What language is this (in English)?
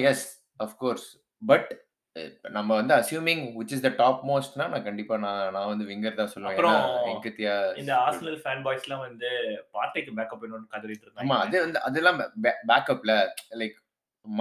Tamil